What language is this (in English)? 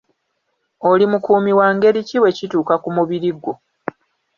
Ganda